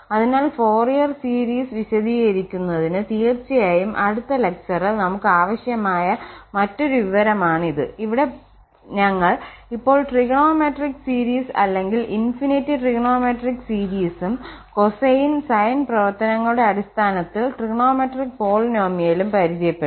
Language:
Malayalam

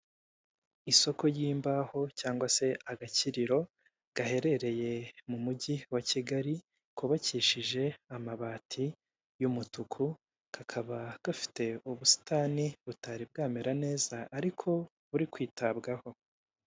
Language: Kinyarwanda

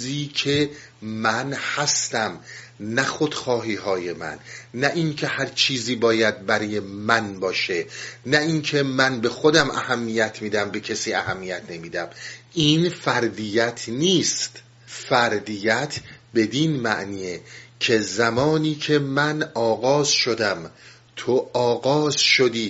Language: Persian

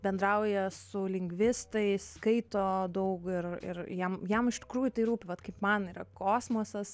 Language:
Lithuanian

